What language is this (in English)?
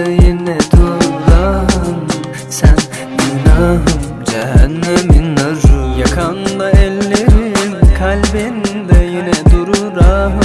Turkish